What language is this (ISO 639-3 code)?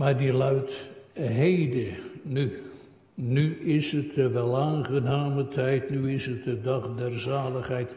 nld